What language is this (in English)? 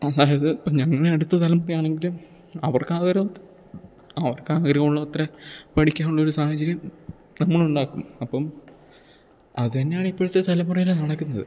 Malayalam